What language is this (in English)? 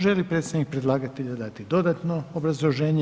Croatian